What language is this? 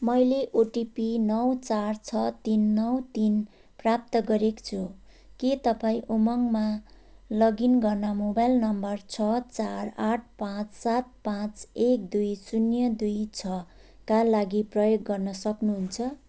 Nepali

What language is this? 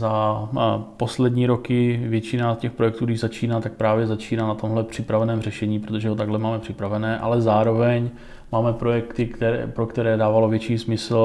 Czech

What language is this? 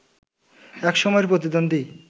Bangla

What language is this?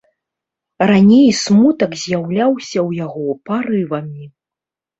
Belarusian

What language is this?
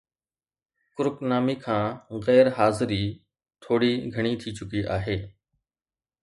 Sindhi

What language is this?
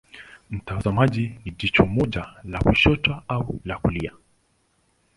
Swahili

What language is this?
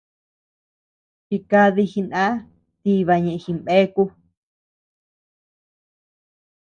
Tepeuxila Cuicatec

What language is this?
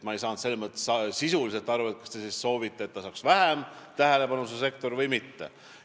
Estonian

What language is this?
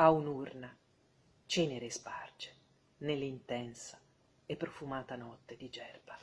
Italian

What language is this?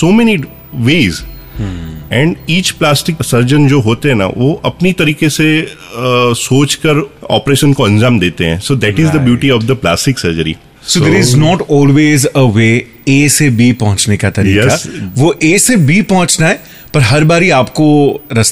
Hindi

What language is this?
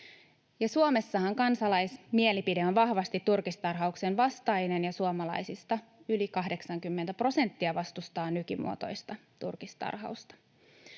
Finnish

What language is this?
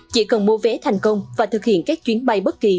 Vietnamese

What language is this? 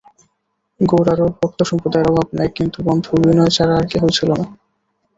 Bangla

